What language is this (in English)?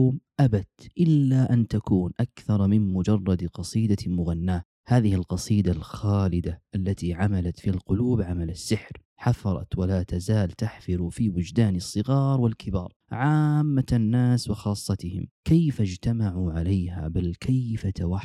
Arabic